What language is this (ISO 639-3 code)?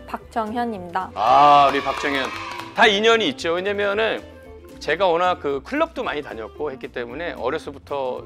kor